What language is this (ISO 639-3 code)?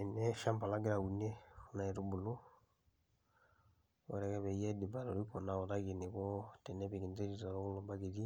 mas